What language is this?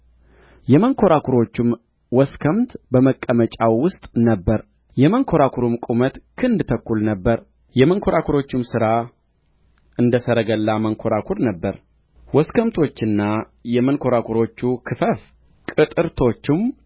Amharic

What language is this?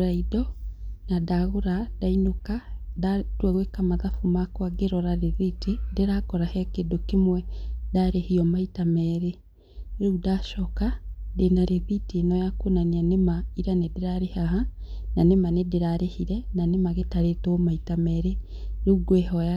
Kikuyu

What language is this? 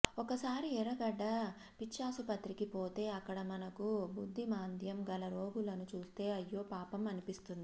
Telugu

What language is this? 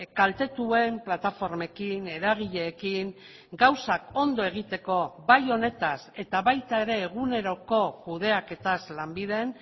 Basque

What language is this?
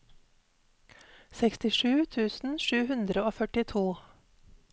Norwegian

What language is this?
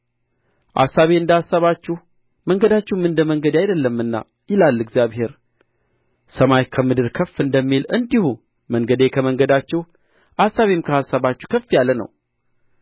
Amharic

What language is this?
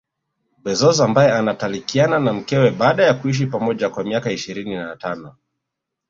Swahili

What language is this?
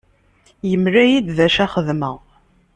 Kabyle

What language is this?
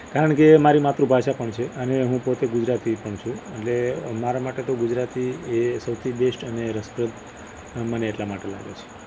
Gujarati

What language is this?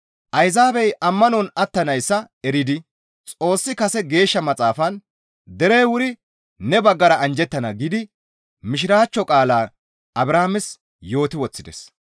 Gamo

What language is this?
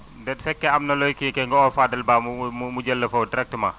Wolof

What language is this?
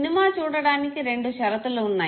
Telugu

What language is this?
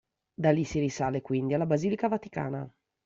Italian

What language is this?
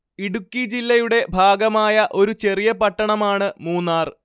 Malayalam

